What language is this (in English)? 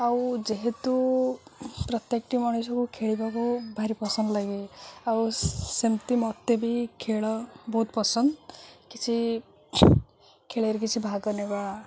Odia